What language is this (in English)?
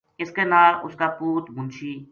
Gujari